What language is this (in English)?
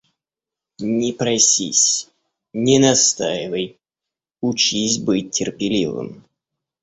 Russian